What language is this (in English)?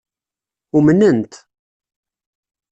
Kabyle